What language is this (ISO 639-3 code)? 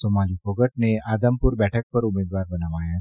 guj